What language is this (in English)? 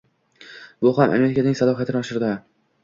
Uzbek